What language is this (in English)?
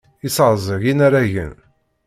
Kabyle